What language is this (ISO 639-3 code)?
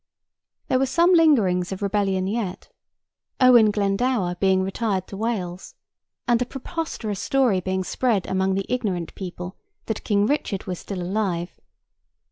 eng